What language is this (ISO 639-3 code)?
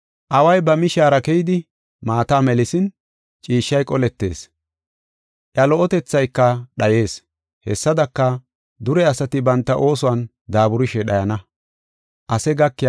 gof